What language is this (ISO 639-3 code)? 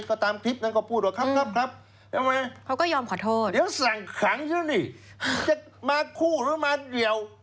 tha